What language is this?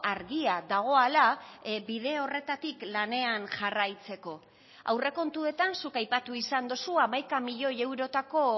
Basque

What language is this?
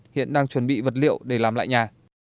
Vietnamese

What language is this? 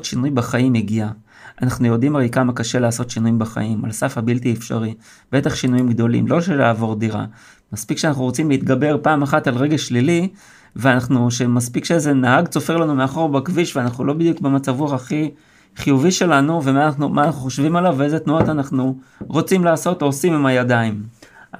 Hebrew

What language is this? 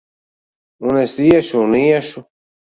Latvian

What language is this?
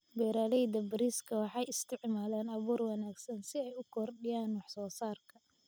Somali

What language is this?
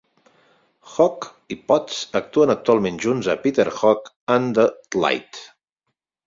Catalan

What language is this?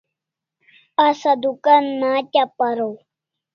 Kalasha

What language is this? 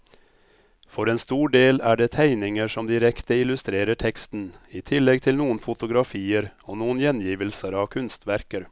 Norwegian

